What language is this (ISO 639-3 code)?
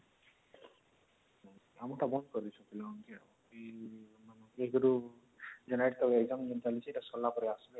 ori